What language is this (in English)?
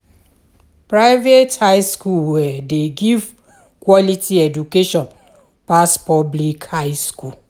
Nigerian Pidgin